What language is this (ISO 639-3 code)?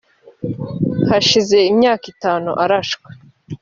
kin